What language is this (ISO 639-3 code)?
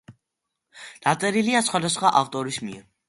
kat